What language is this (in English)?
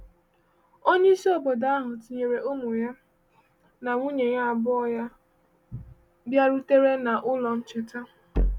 Igbo